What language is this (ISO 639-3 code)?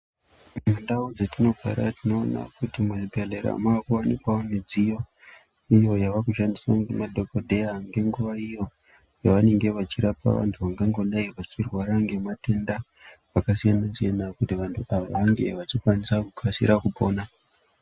ndc